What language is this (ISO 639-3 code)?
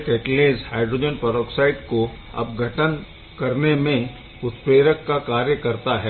hin